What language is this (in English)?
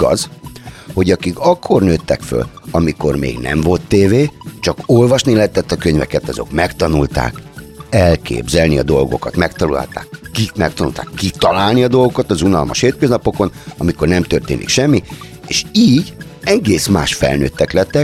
Hungarian